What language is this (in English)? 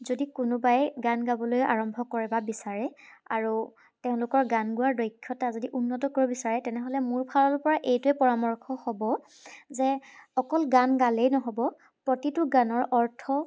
Assamese